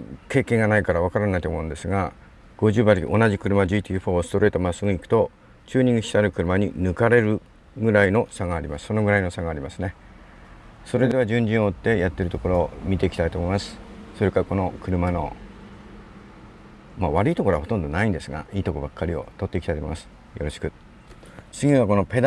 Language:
Japanese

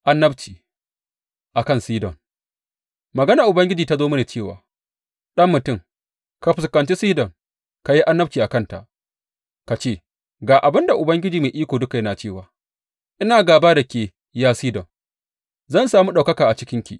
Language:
Hausa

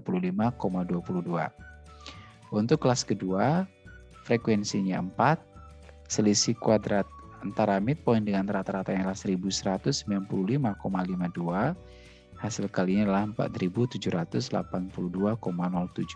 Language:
Indonesian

